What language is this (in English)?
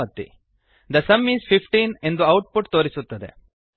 Kannada